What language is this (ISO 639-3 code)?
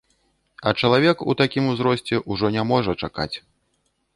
bel